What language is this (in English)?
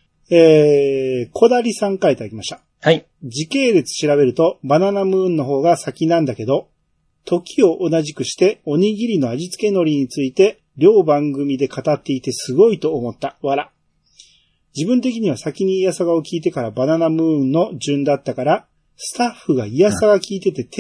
Japanese